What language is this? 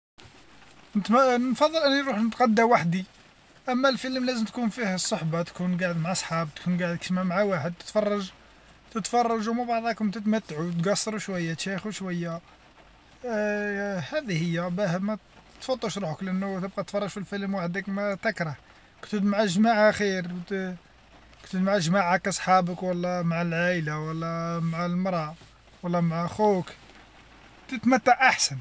Algerian Arabic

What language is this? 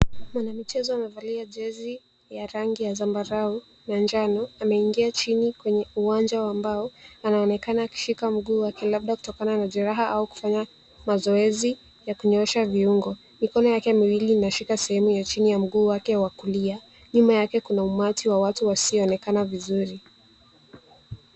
Swahili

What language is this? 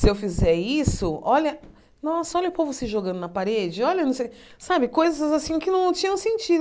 Portuguese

